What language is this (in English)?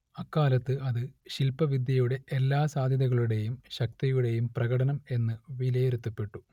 Malayalam